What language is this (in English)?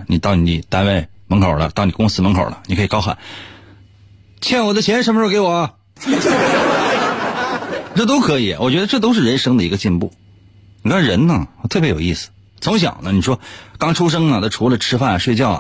Chinese